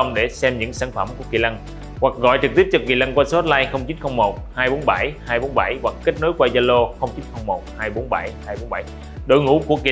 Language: Vietnamese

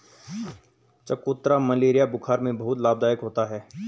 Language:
Hindi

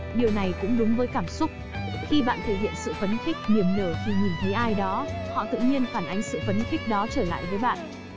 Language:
Vietnamese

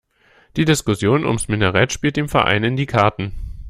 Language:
German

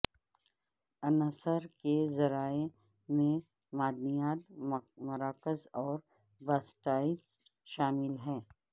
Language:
Urdu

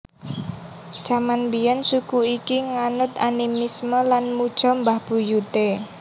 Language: Javanese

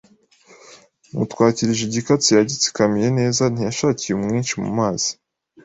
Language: Kinyarwanda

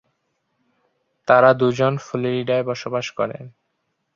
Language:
Bangla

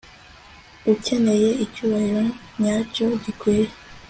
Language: Kinyarwanda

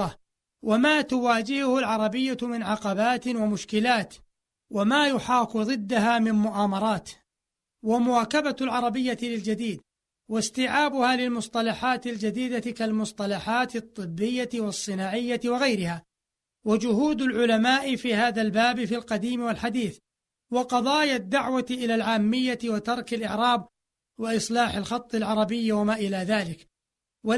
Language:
Arabic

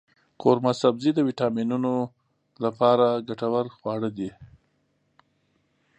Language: Pashto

